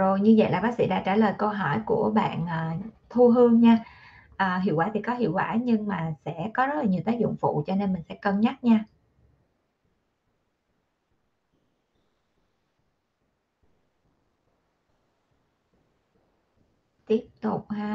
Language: Vietnamese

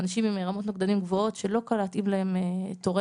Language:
Hebrew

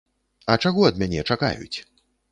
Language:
Belarusian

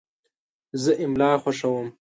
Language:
Pashto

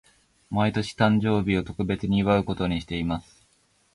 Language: Japanese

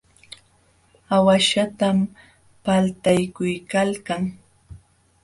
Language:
Jauja Wanca Quechua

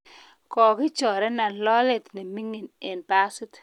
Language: Kalenjin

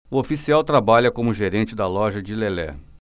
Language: Portuguese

